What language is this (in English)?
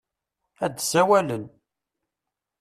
Kabyle